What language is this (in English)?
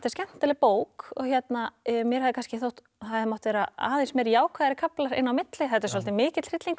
Icelandic